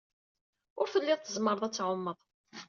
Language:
Kabyle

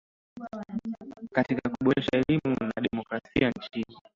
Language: Swahili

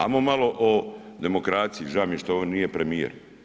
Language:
Croatian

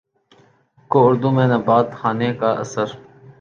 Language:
Urdu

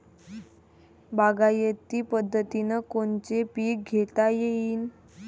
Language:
Marathi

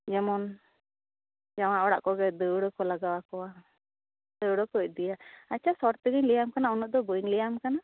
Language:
Santali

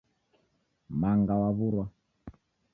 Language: Taita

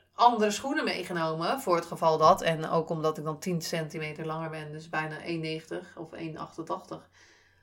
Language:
Dutch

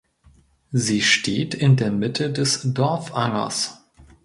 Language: German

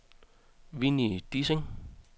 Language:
Danish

